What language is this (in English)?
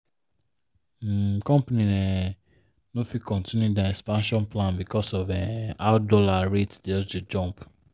Nigerian Pidgin